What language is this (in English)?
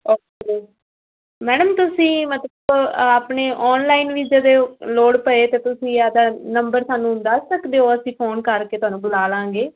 Punjabi